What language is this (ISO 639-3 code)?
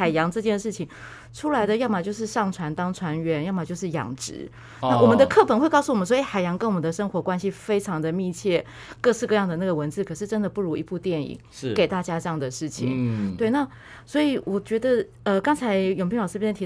zho